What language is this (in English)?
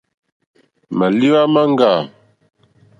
Mokpwe